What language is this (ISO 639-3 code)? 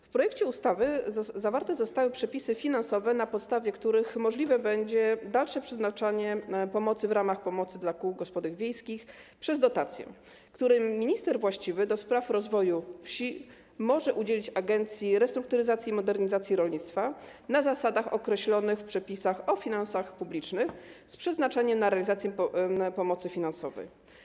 pol